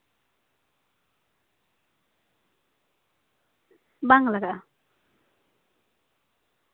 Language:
Santali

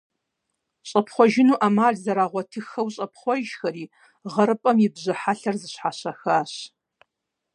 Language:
Kabardian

